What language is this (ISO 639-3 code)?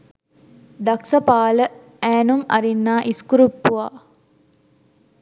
sin